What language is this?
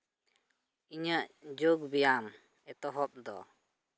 Santali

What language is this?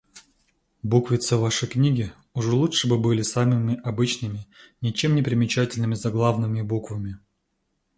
Russian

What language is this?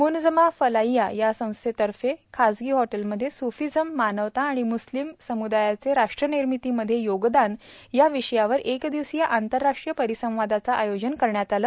Marathi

